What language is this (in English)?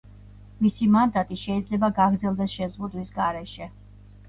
Georgian